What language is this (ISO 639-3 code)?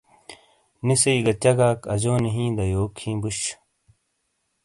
scl